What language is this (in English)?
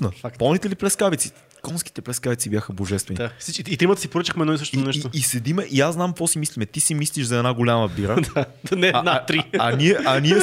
Bulgarian